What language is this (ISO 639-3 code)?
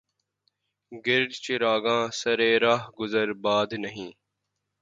urd